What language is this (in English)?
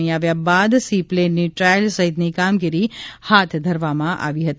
Gujarati